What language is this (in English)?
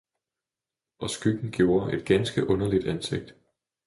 Danish